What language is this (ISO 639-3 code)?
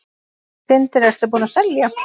isl